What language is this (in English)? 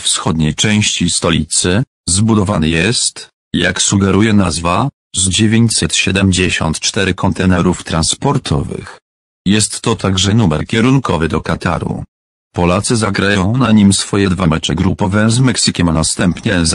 Polish